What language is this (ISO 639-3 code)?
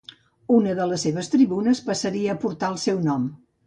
cat